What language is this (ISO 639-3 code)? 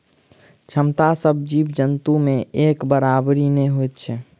mai